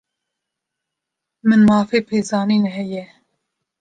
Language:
Kurdish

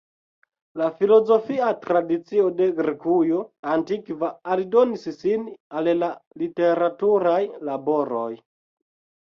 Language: Esperanto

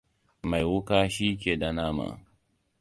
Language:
Hausa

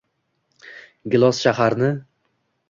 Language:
Uzbek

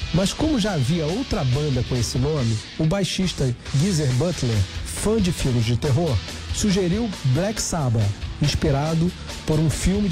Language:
Portuguese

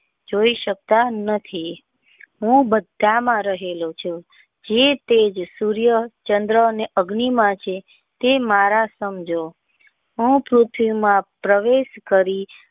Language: Gujarati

